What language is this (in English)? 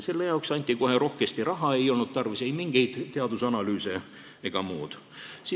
Estonian